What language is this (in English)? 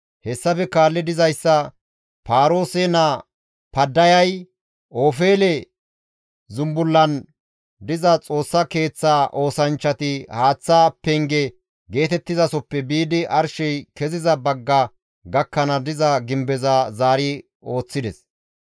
Gamo